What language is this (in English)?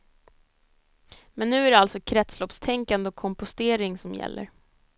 Swedish